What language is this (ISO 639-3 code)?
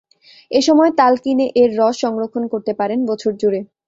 ben